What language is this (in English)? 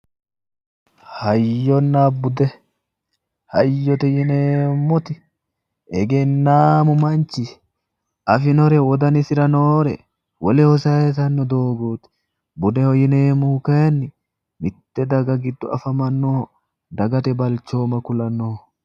Sidamo